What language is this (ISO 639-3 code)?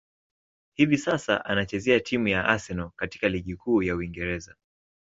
swa